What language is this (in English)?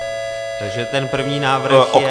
Czech